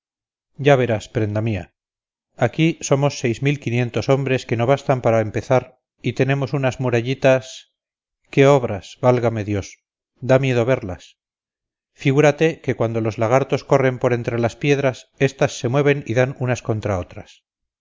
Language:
Spanish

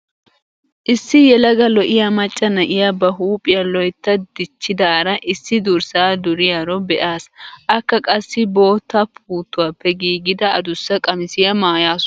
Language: Wolaytta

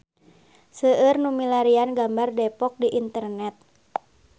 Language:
Sundanese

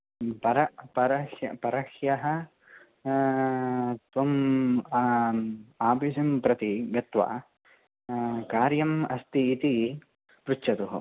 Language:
Sanskrit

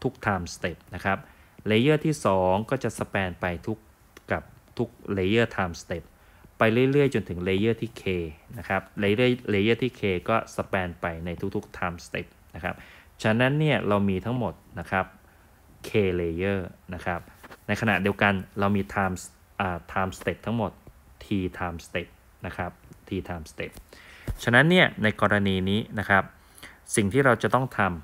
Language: Thai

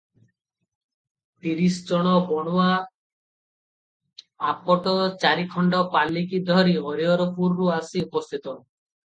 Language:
Odia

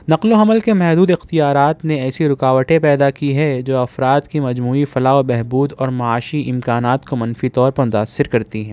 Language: Urdu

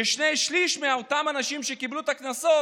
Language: Hebrew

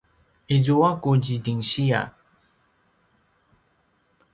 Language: Paiwan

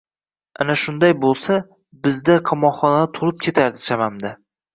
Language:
Uzbek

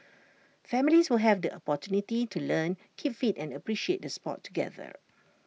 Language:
English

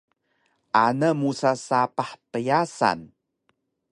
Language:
Taroko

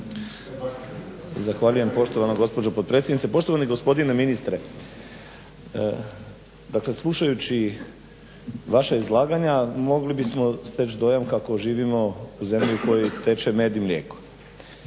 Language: Croatian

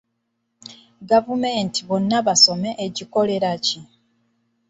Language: Ganda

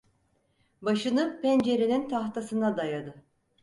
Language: Turkish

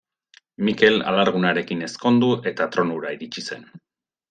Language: Basque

